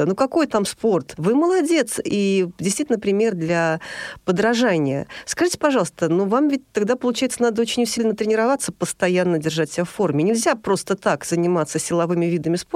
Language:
Russian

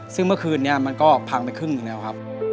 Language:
Thai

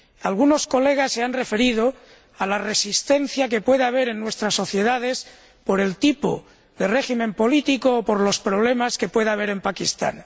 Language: Spanish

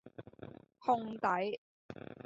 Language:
Cantonese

